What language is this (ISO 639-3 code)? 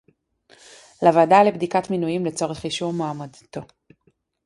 heb